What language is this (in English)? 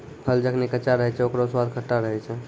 Maithili